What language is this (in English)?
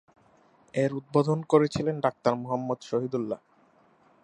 Bangla